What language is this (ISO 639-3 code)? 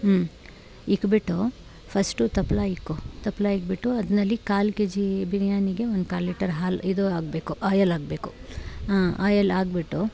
kan